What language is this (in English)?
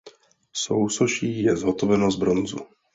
Czech